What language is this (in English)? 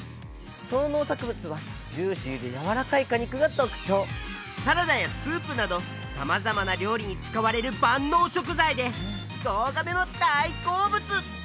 Japanese